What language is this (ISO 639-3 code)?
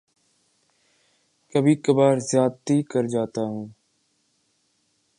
urd